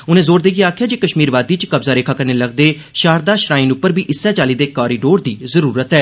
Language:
Dogri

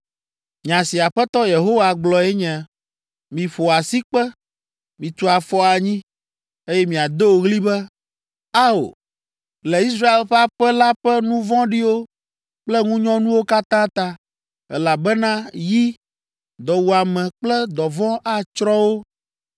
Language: Ewe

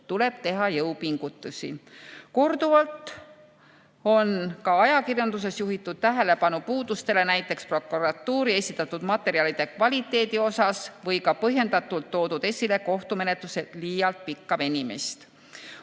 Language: Estonian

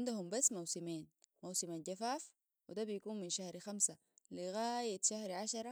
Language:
Sudanese Arabic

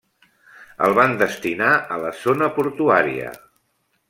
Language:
Catalan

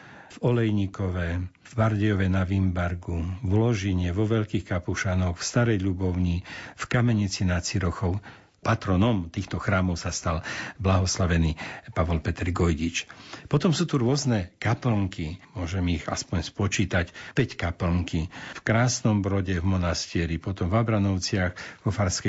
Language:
Slovak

